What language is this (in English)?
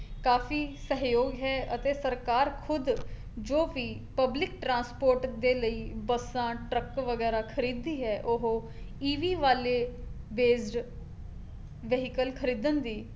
Punjabi